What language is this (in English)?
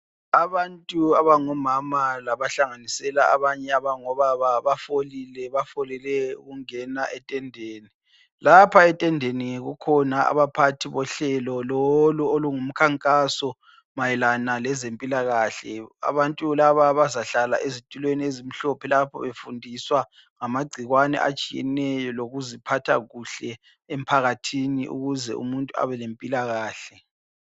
North Ndebele